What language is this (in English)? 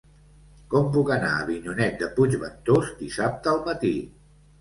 Catalan